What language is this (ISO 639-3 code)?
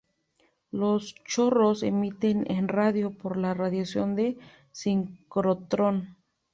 spa